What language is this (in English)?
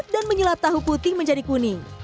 Indonesian